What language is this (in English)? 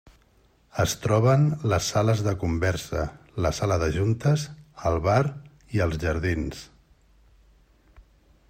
Catalan